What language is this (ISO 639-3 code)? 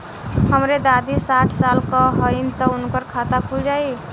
bho